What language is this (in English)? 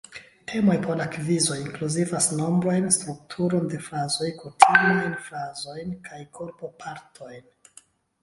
Esperanto